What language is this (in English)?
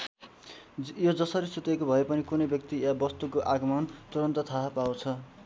Nepali